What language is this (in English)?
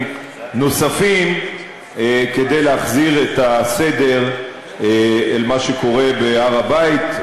Hebrew